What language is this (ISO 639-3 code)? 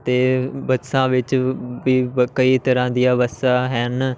pan